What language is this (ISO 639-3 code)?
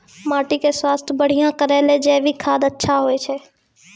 mai